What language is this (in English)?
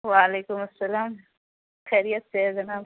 Urdu